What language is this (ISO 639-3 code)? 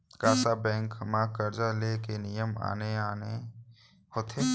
hne